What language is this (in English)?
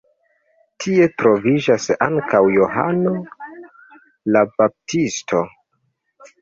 Esperanto